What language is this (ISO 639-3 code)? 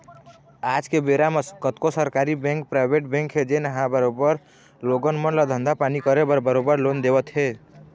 hne